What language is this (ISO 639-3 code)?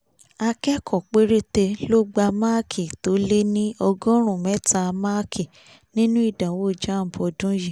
yor